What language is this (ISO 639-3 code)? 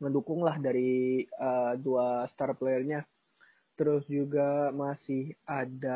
ind